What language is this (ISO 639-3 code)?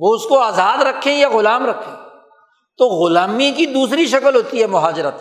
urd